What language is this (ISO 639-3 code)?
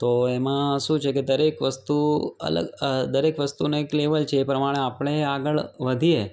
guj